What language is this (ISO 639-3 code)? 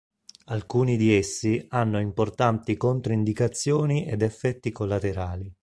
ita